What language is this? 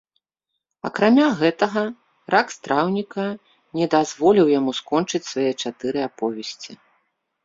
Belarusian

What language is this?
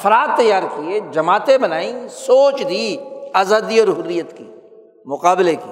Urdu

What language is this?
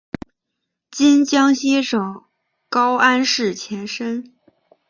Chinese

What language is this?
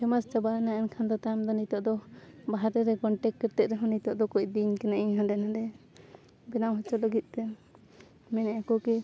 Santali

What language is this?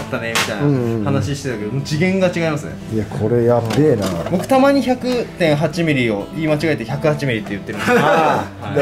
Japanese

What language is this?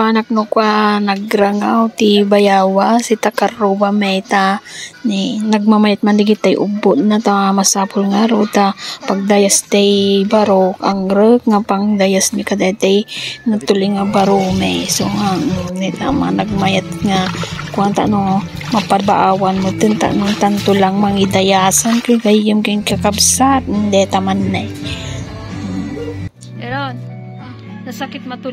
Filipino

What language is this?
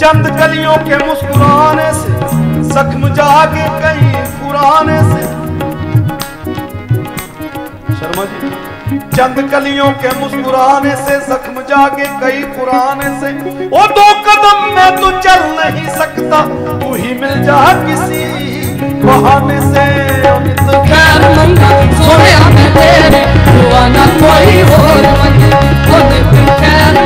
Hindi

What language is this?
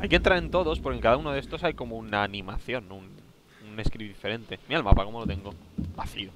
Spanish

